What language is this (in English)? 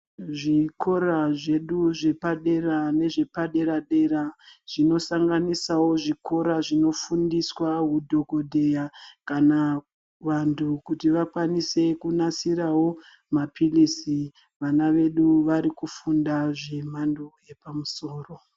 Ndau